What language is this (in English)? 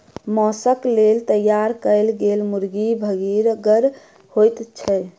Maithili